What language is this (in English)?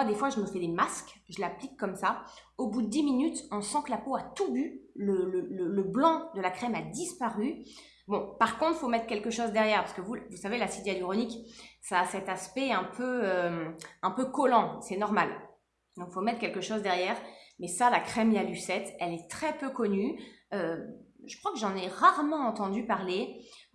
French